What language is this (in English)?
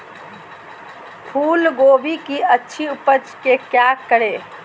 Magahi